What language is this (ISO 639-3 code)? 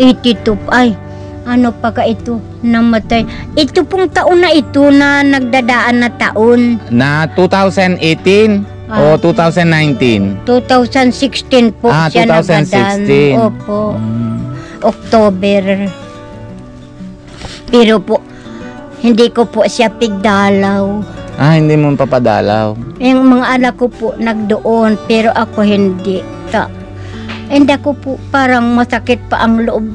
fil